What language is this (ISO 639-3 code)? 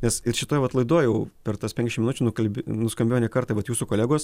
lit